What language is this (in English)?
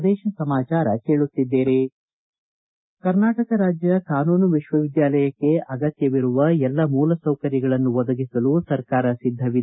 Kannada